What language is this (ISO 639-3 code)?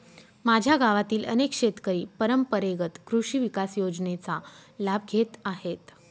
mar